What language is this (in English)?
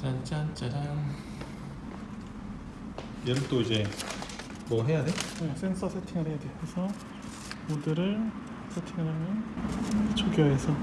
Korean